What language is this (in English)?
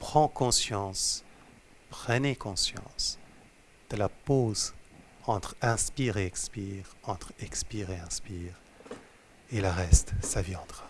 French